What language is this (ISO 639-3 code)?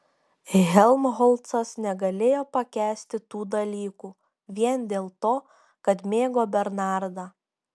lit